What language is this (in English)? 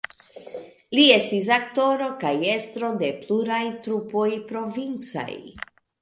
Esperanto